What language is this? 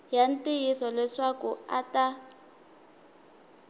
Tsonga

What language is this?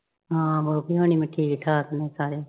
Punjabi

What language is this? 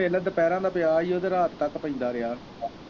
Punjabi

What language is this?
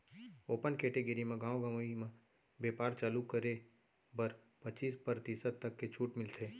Chhattisgarhi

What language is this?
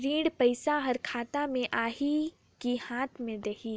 Chhattisgarhi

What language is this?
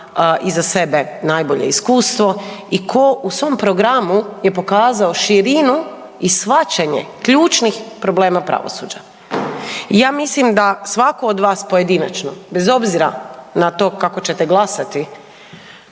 Croatian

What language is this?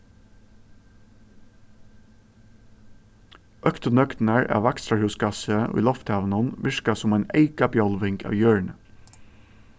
Faroese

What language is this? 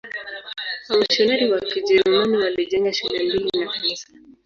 Swahili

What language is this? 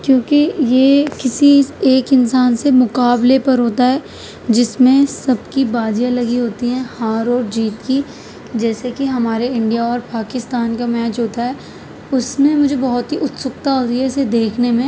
Urdu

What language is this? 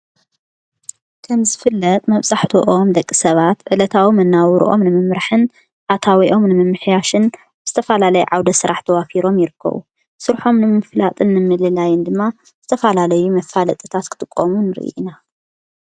Tigrinya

